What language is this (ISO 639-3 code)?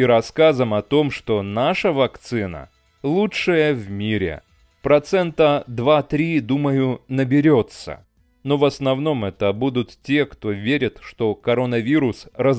rus